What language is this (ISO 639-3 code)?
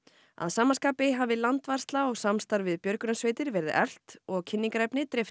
isl